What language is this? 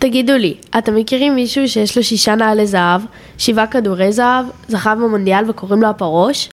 Hebrew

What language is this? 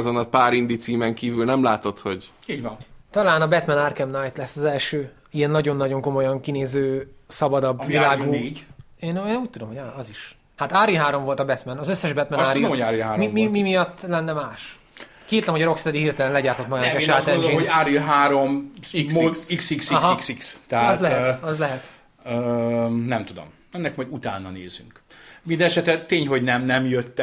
Hungarian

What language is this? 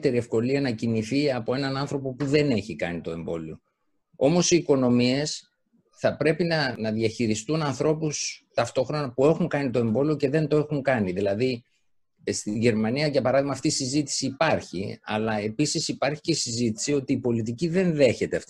Greek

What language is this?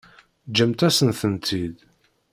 Kabyle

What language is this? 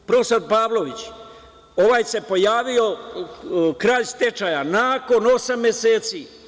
Serbian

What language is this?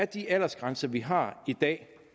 Danish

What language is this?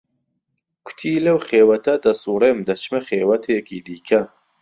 Central Kurdish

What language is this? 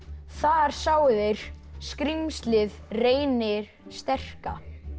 Icelandic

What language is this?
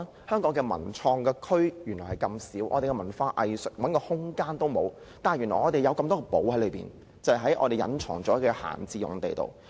Cantonese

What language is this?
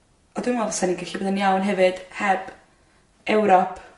Welsh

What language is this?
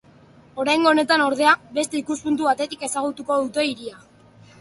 Basque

